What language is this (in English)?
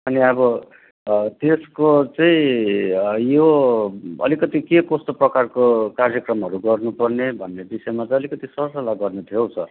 Nepali